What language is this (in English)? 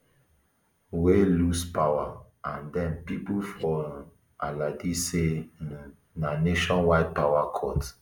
Nigerian Pidgin